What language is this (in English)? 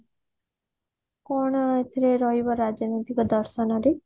Odia